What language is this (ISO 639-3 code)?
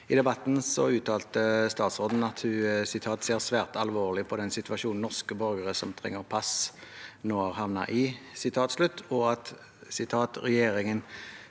nor